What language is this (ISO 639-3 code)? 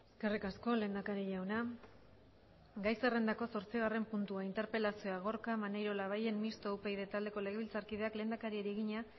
eus